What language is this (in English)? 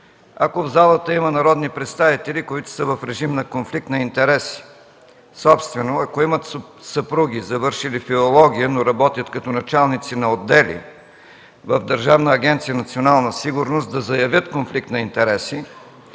Bulgarian